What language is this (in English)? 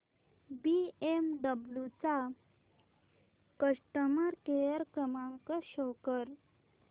Marathi